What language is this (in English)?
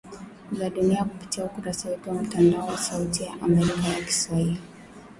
Swahili